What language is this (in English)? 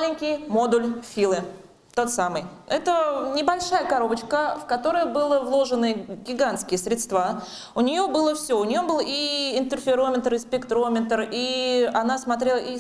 Russian